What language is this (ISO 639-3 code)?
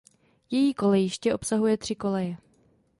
ces